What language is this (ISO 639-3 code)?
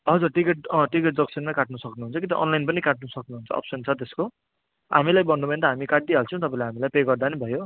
nep